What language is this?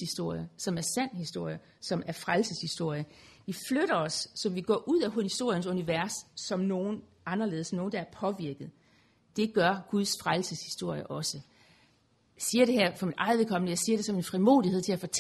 Danish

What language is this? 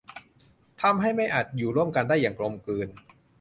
Thai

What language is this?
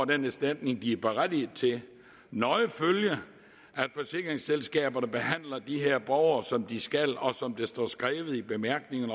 Danish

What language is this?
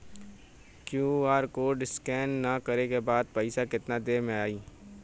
Bhojpuri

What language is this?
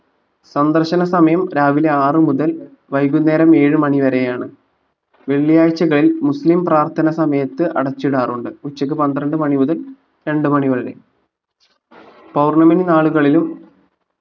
Malayalam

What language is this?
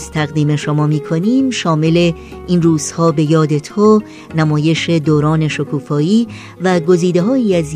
Persian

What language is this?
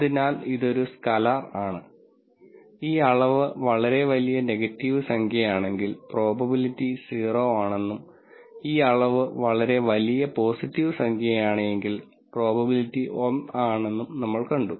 Malayalam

